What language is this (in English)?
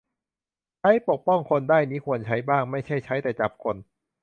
Thai